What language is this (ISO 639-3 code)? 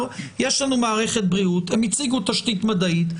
heb